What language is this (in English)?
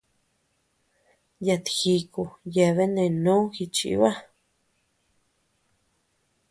Tepeuxila Cuicatec